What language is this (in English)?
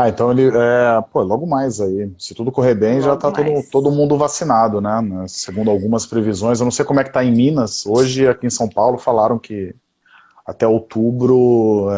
Portuguese